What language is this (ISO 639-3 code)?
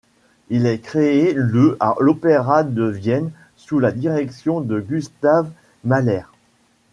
fra